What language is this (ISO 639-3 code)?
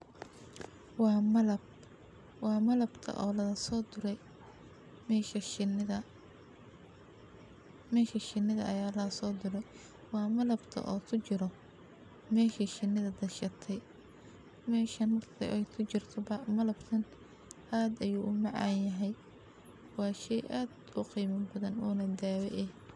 som